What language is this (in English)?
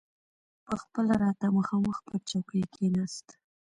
Pashto